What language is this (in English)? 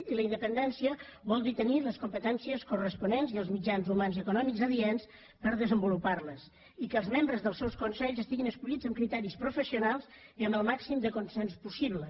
Catalan